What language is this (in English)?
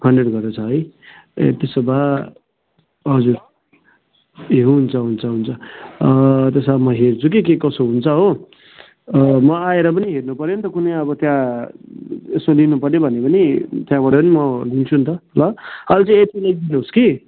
Nepali